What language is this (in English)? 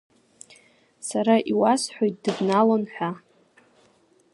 Abkhazian